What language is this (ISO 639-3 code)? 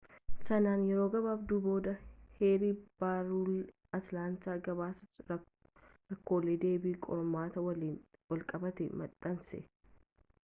orm